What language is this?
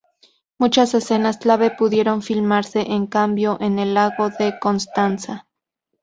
Spanish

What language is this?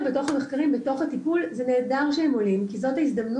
Hebrew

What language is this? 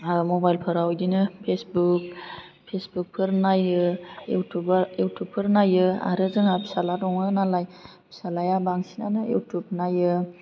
Bodo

